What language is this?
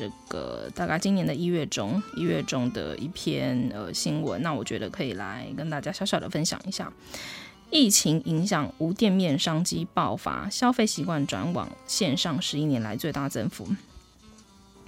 Chinese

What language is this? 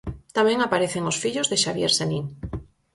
Galician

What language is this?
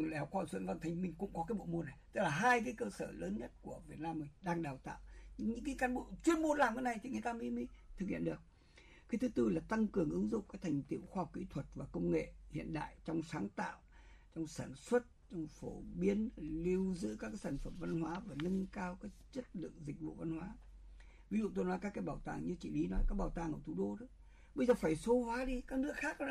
Vietnamese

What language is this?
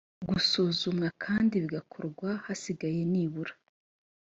Kinyarwanda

